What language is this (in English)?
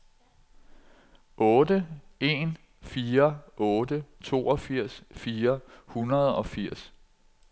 Danish